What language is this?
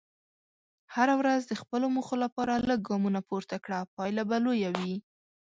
Pashto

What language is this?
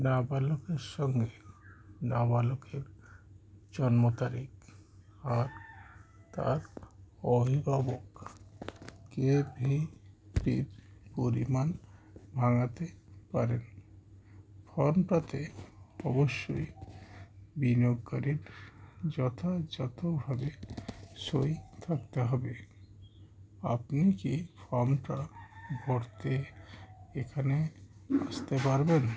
Bangla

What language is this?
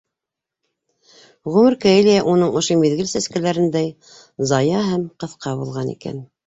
Bashkir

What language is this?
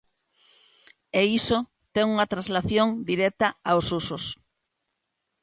Galician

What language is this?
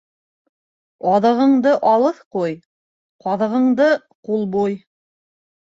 Bashkir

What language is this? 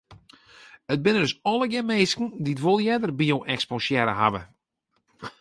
Western Frisian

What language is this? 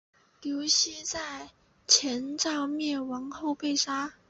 Chinese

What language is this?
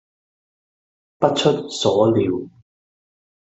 Cantonese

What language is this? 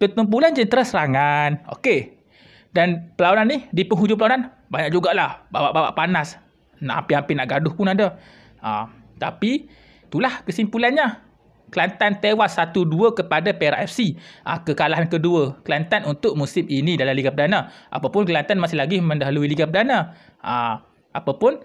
Malay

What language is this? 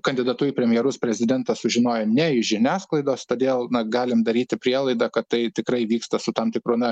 Lithuanian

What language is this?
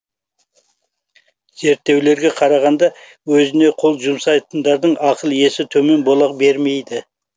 Kazakh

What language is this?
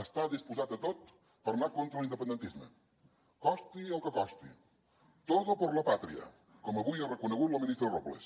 Catalan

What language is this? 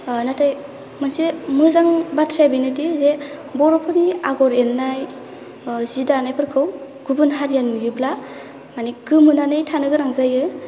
Bodo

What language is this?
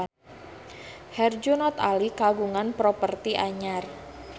Sundanese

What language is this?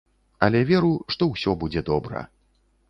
Belarusian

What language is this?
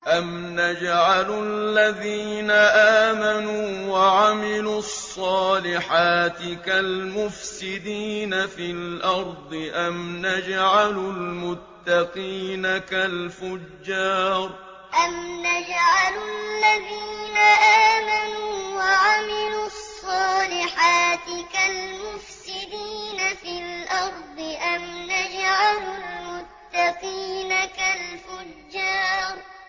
Arabic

